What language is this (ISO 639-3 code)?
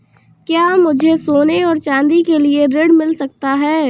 hin